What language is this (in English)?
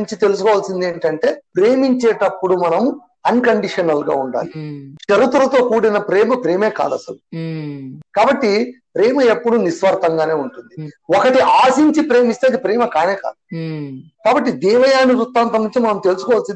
Telugu